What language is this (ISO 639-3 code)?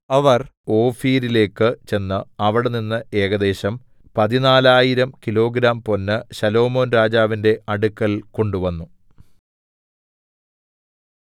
mal